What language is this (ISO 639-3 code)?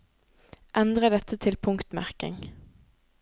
nor